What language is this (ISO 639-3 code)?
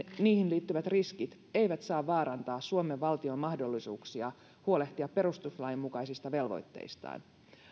fin